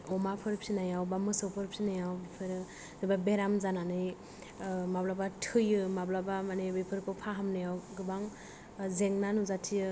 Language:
Bodo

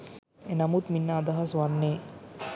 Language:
Sinhala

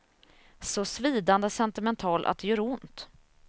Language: Swedish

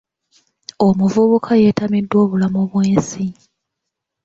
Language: Ganda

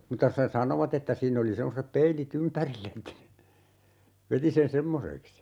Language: Finnish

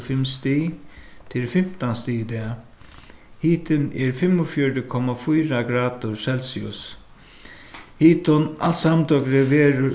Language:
Faroese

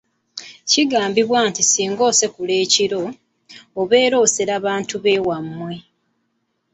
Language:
Ganda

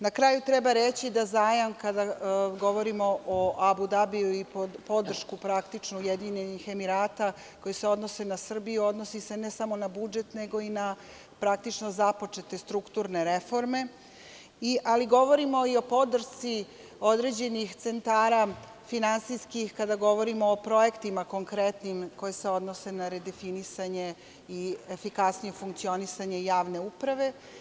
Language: Serbian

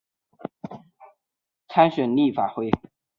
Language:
Chinese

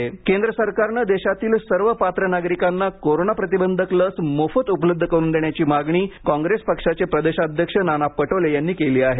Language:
Marathi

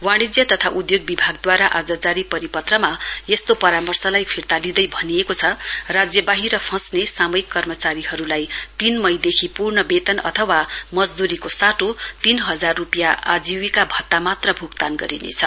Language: Nepali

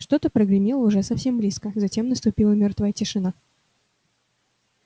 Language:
Russian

